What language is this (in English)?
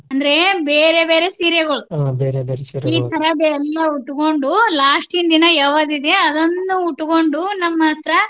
Kannada